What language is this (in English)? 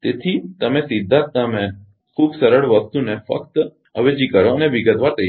Gujarati